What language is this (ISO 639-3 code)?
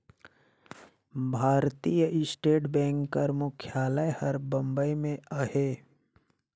hne